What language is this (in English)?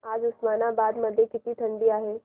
Marathi